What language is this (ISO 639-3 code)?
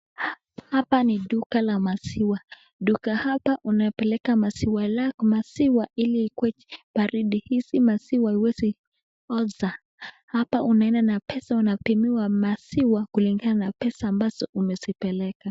swa